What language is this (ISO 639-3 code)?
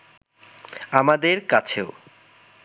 ben